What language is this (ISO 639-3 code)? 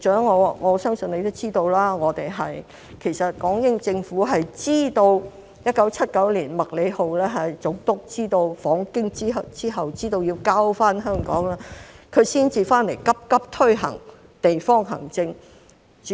yue